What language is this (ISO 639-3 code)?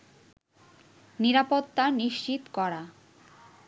ben